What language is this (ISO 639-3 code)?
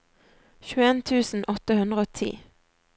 nor